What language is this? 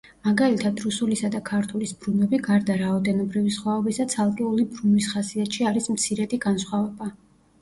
Georgian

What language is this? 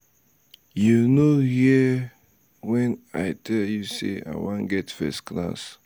Nigerian Pidgin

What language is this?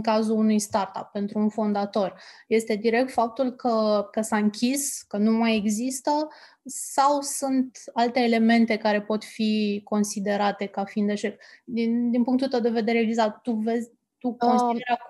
Romanian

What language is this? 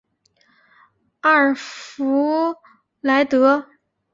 Chinese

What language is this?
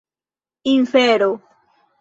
Esperanto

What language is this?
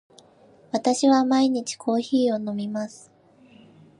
Japanese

